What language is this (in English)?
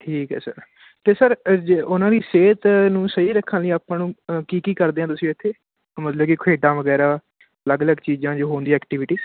Punjabi